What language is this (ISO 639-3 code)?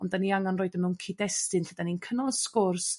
cym